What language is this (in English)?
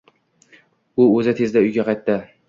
Uzbek